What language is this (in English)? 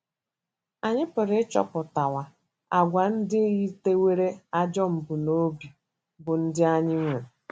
Igbo